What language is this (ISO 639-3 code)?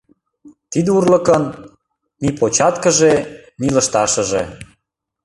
chm